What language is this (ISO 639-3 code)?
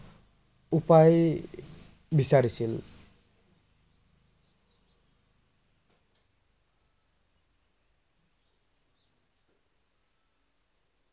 asm